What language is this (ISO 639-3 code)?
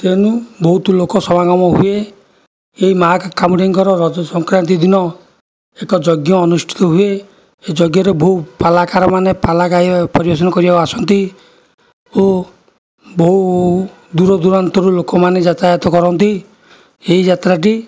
ori